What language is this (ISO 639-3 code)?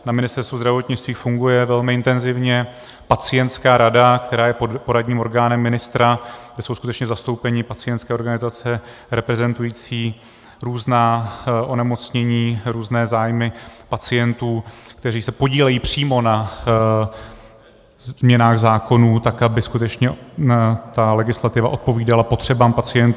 ces